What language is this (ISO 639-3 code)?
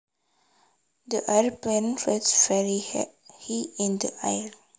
jav